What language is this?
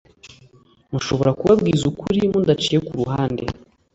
Kinyarwanda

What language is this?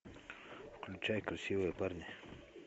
Russian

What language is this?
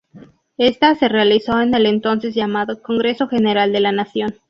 Spanish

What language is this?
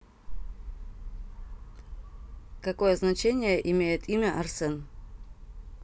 Russian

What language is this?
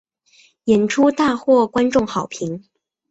Chinese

